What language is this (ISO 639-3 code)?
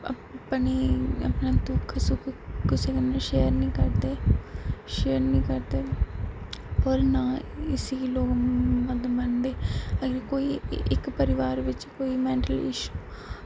doi